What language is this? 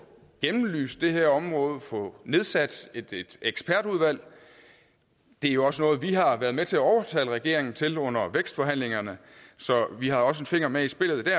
Danish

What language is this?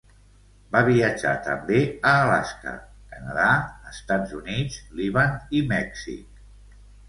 Catalan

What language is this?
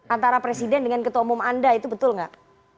Indonesian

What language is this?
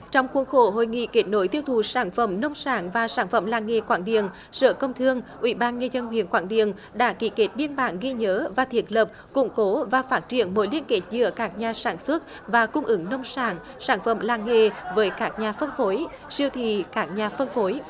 Vietnamese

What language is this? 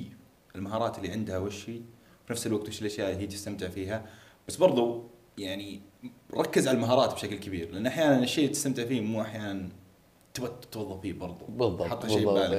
Arabic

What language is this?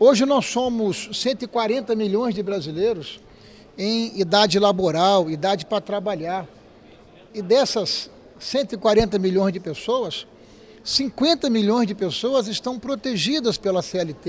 Portuguese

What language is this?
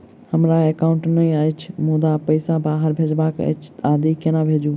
Maithili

